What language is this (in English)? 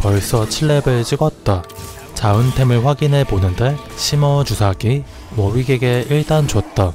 Korean